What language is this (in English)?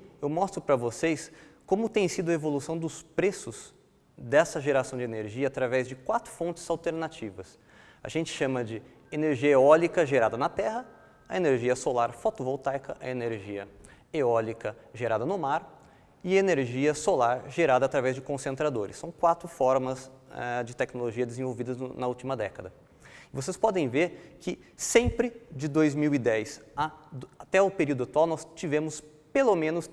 Portuguese